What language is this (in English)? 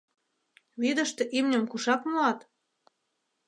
Mari